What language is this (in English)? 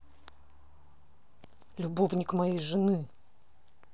Russian